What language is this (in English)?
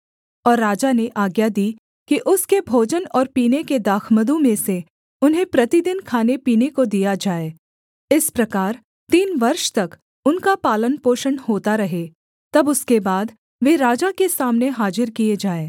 Hindi